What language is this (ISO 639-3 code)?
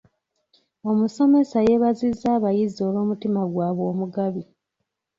lug